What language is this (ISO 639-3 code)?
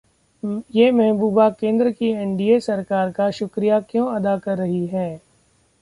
hin